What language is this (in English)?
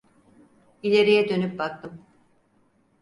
Turkish